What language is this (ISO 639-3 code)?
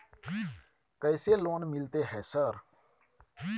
mai